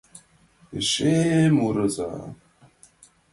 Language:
Mari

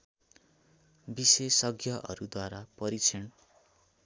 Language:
Nepali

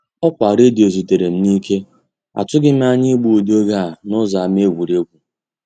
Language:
Igbo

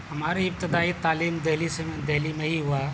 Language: Urdu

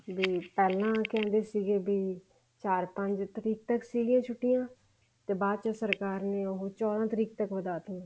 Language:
Punjabi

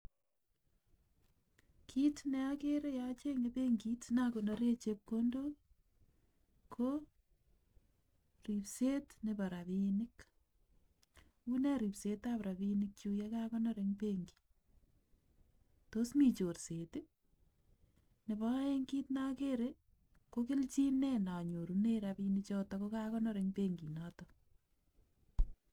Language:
Kalenjin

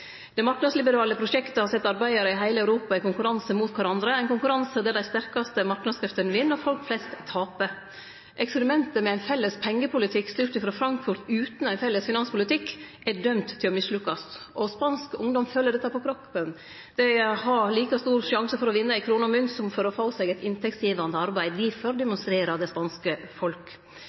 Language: Norwegian Nynorsk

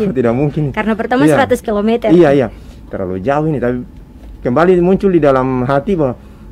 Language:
Indonesian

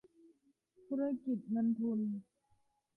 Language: Thai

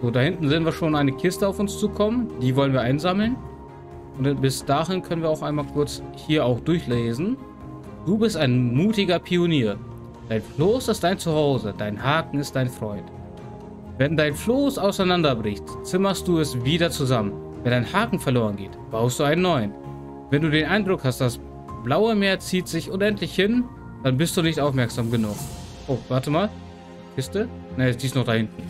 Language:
German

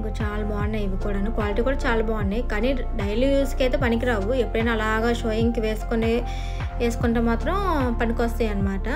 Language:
Telugu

